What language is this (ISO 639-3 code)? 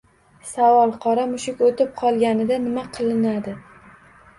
uzb